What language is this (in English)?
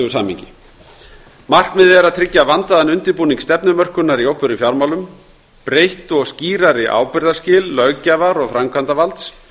Icelandic